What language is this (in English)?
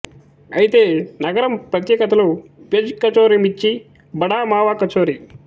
Telugu